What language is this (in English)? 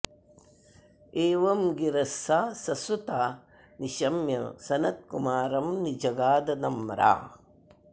Sanskrit